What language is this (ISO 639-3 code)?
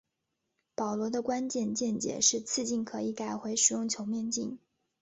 zho